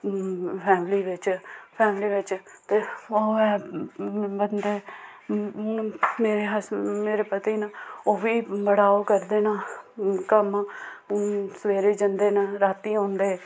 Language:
Dogri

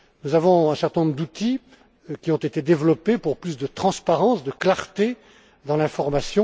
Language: French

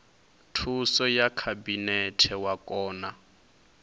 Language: Venda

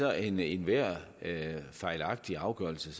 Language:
Danish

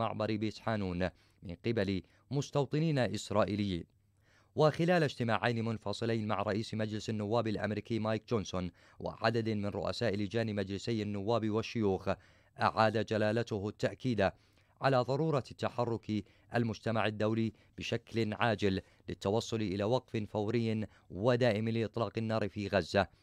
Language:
Arabic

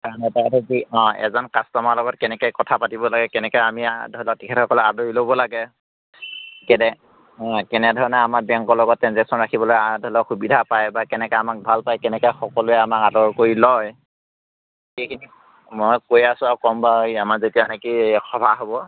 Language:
Assamese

